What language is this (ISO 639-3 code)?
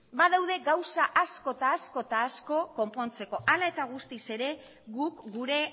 eus